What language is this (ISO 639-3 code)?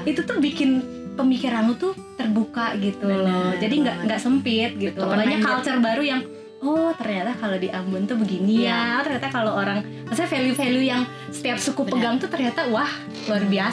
ind